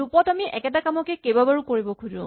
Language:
Assamese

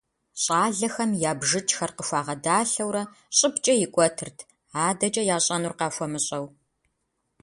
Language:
Kabardian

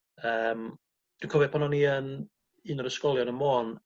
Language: Welsh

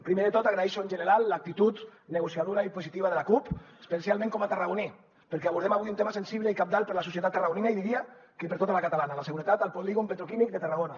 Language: Catalan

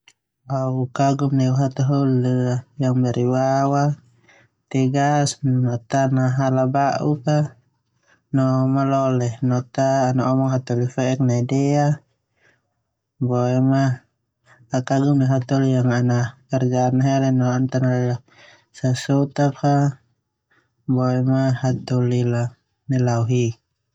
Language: Termanu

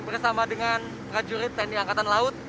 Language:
Indonesian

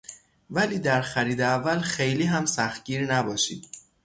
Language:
Persian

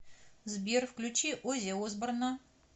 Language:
Russian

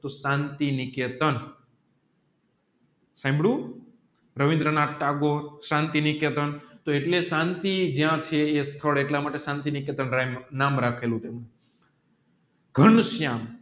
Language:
Gujarati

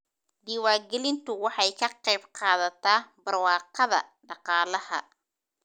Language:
Somali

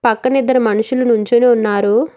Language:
Telugu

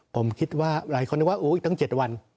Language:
Thai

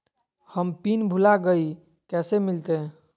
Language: Magahi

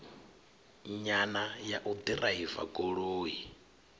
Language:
Venda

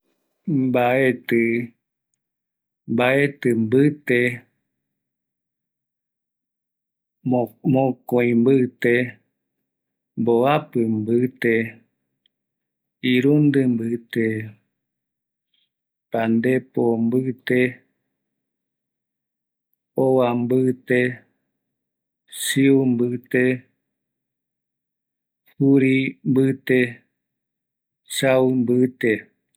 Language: Eastern Bolivian Guaraní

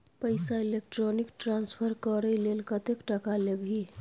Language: Maithili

